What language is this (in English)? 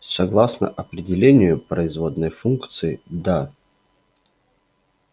Russian